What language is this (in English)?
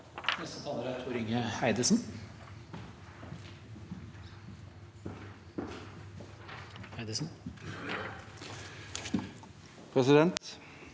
Norwegian